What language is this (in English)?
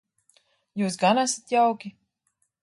Latvian